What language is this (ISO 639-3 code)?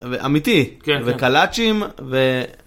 heb